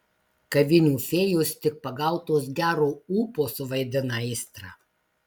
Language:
Lithuanian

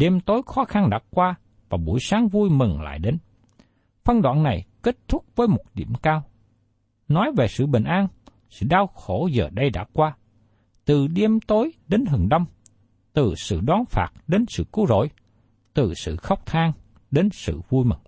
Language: Vietnamese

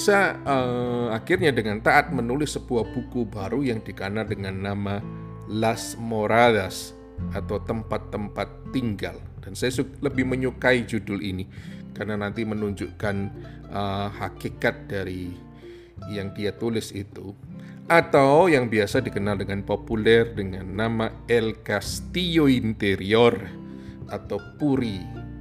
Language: Indonesian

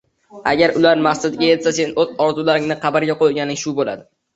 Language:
Uzbek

